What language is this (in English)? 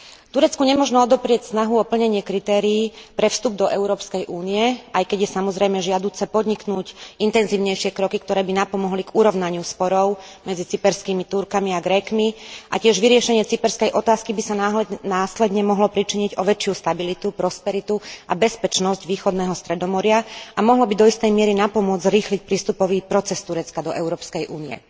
Slovak